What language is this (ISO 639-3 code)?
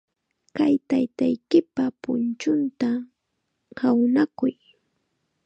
qxa